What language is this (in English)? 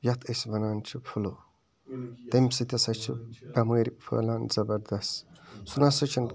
Kashmiri